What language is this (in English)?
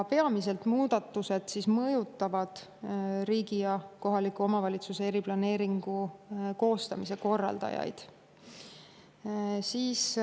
Estonian